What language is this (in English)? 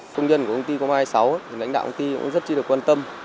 Vietnamese